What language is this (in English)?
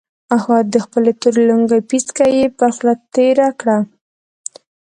Pashto